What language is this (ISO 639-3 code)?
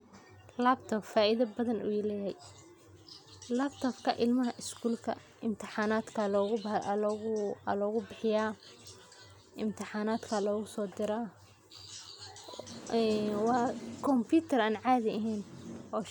som